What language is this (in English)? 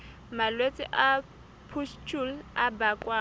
Southern Sotho